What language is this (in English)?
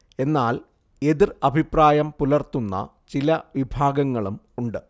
Malayalam